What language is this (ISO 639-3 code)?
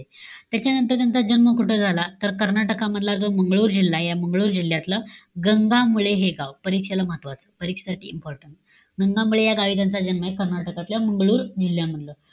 mar